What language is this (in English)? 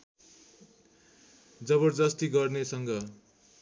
Nepali